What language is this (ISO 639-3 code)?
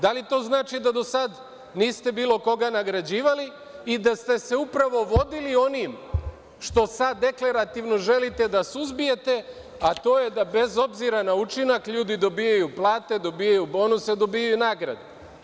srp